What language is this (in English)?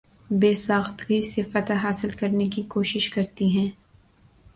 Urdu